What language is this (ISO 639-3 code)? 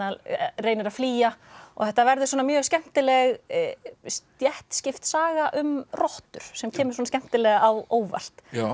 isl